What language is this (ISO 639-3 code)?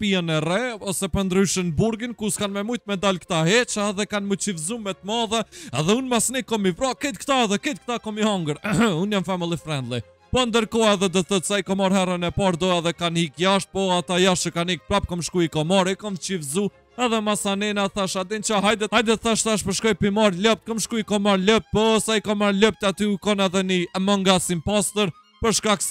ron